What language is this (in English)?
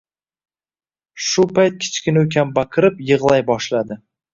Uzbek